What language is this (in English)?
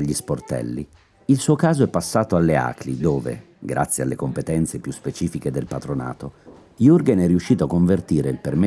Italian